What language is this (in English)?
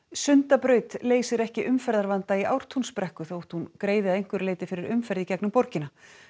Icelandic